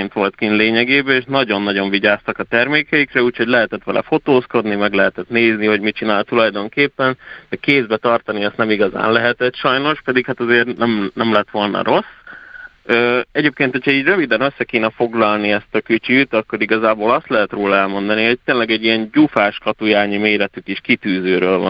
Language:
Hungarian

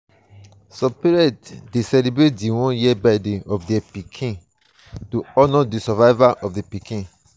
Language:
Nigerian Pidgin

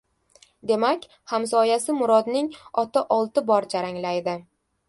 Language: Uzbek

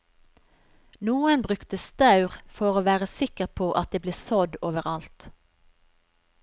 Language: Norwegian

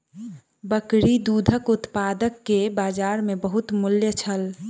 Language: Maithili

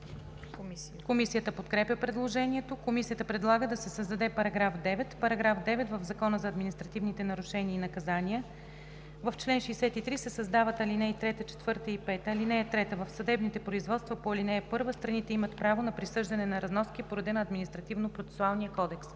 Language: Bulgarian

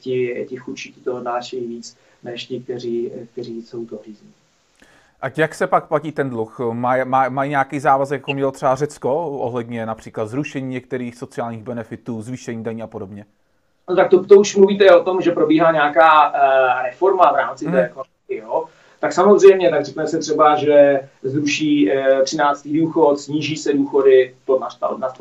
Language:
Czech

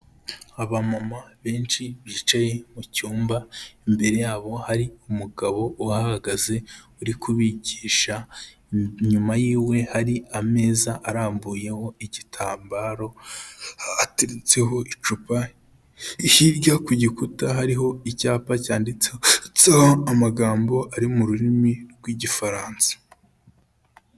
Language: Kinyarwanda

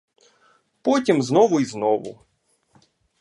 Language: Ukrainian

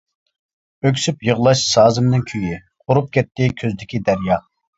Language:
Uyghur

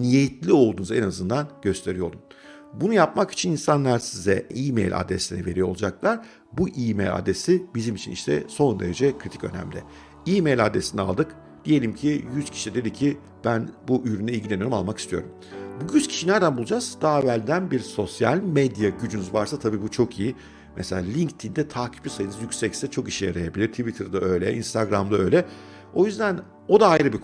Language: Turkish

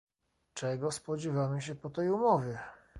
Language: Polish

